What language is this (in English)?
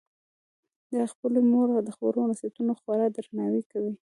Pashto